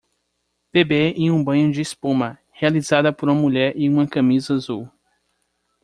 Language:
Portuguese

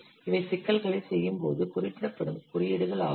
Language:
Tamil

